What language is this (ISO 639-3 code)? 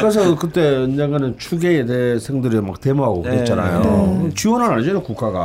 kor